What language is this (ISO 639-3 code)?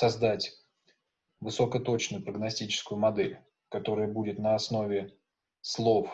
rus